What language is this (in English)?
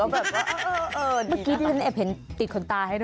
Thai